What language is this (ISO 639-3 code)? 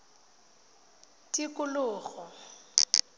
tsn